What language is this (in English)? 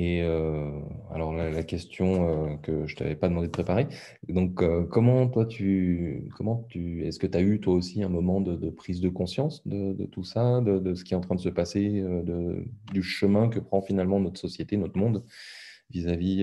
French